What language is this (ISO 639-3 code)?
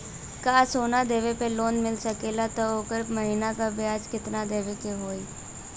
bho